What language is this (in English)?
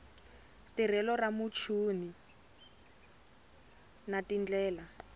Tsonga